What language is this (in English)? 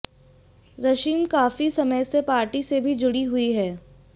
Hindi